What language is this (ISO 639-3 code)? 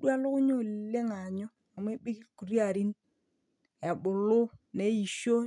mas